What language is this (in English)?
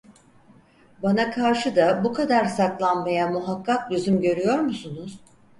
Turkish